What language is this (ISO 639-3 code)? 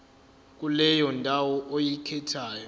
zul